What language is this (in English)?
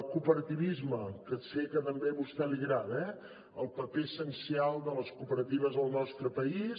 Catalan